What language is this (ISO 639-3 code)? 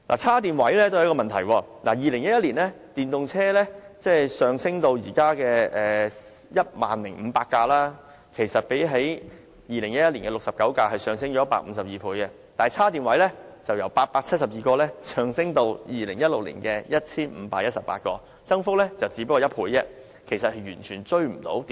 yue